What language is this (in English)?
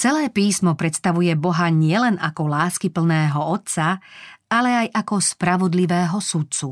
Slovak